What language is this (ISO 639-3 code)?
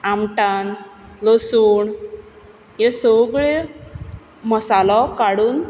kok